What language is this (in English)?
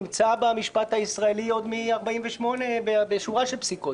Hebrew